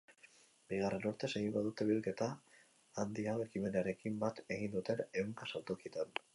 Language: Basque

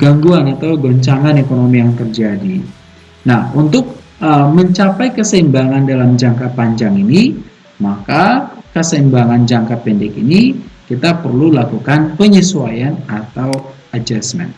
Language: Indonesian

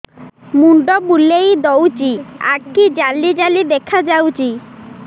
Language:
Odia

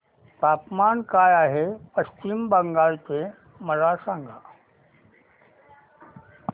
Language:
Marathi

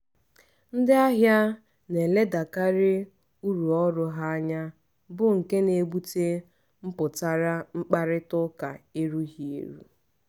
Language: Igbo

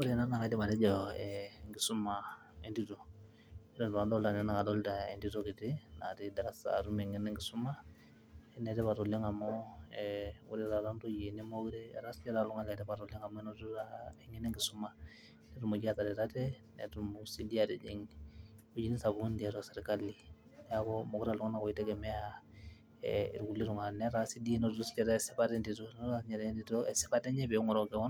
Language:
Masai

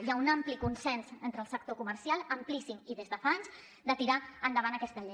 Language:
Catalan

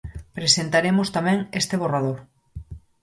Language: Galician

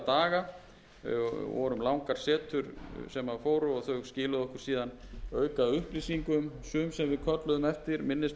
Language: Icelandic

